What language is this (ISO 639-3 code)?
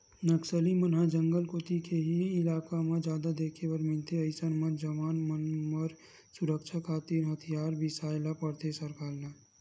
hne